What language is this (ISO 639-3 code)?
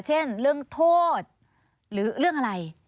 tha